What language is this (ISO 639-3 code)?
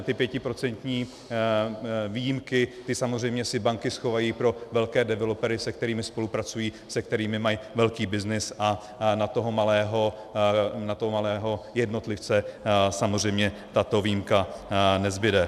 ces